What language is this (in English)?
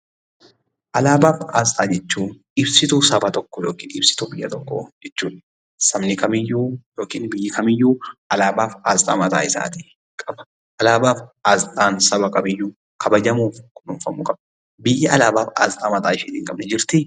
Oromo